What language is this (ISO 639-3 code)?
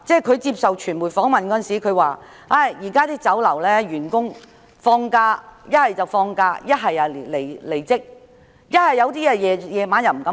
yue